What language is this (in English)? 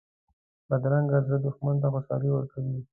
Pashto